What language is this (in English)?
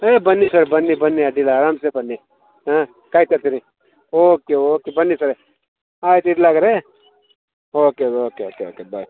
Kannada